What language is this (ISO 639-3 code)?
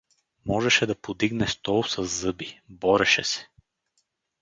bul